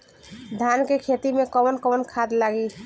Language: Bhojpuri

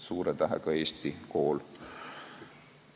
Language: Estonian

